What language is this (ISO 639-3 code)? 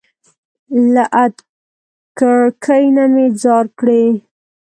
pus